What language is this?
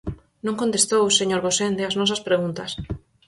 Galician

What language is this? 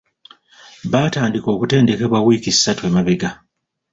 Ganda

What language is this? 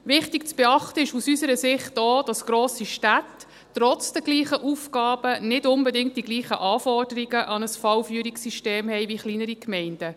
Swiss German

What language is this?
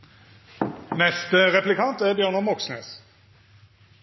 Norwegian Nynorsk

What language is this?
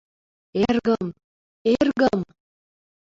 Mari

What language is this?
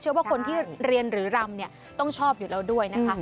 Thai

